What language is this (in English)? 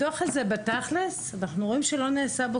Hebrew